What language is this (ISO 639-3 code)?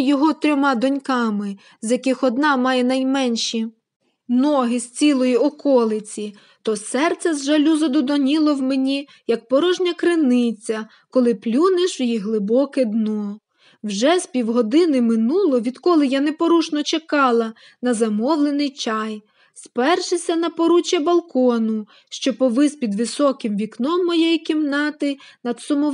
ukr